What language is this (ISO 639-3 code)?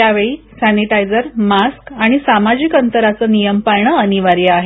mar